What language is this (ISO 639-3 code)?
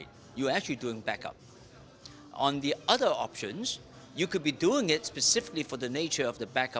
ind